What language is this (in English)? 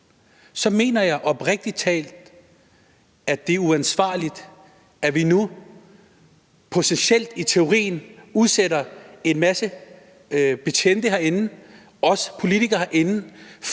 Danish